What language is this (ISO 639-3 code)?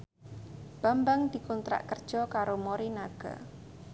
jav